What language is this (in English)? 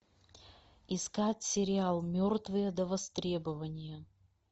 Russian